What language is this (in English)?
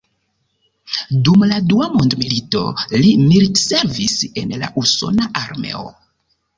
Esperanto